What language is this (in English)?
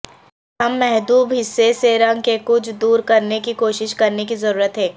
Urdu